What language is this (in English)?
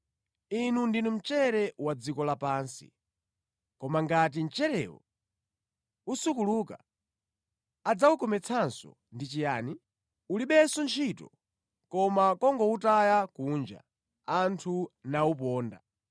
Nyanja